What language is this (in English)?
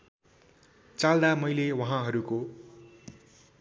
Nepali